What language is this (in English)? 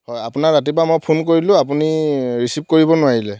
Assamese